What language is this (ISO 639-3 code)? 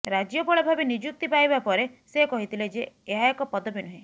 ori